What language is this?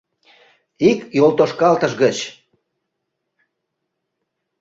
Mari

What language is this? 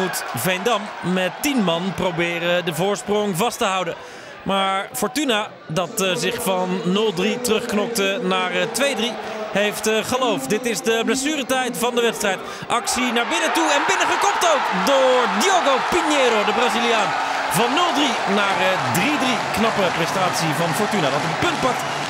Dutch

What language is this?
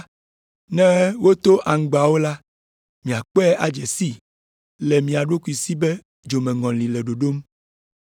Ewe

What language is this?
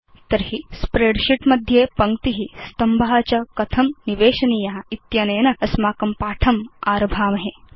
Sanskrit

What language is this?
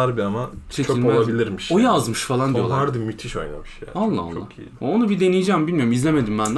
Turkish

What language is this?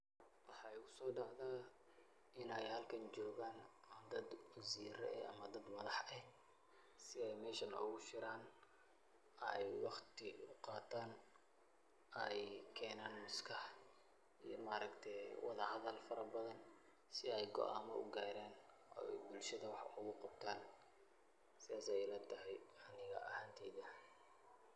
Somali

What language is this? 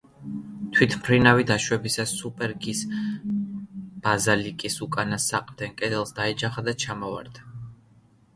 Georgian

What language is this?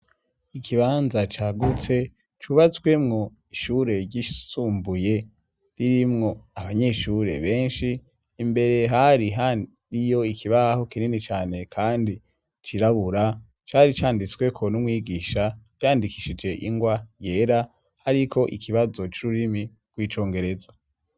Rundi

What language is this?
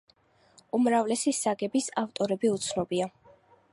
Georgian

